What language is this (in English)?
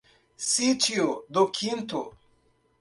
Portuguese